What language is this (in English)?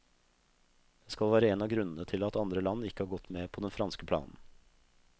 Norwegian